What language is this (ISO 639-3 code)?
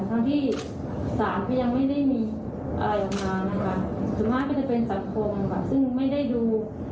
tha